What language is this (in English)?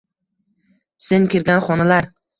Uzbek